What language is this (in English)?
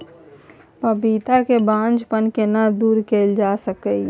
Maithili